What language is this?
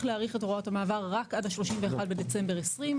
Hebrew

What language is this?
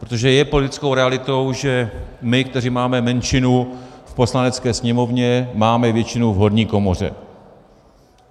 Czech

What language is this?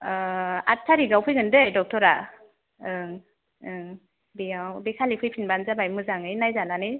Bodo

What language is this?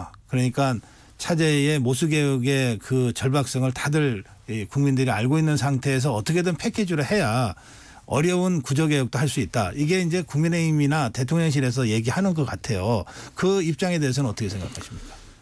Korean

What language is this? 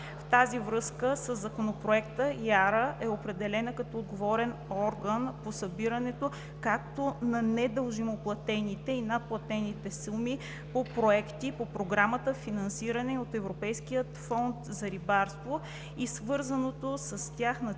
Bulgarian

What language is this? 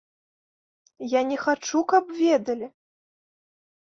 Belarusian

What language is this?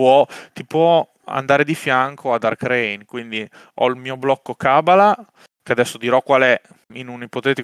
Italian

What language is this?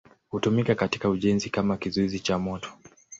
Swahili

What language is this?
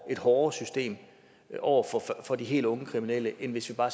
Danish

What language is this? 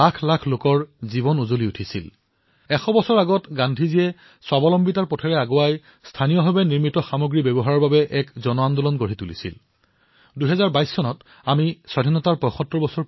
Assamese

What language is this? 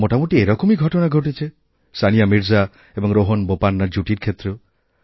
Bangla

